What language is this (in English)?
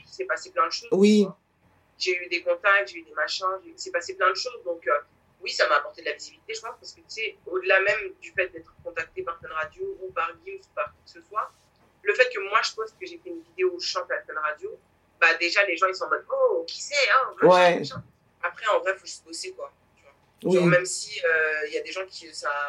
French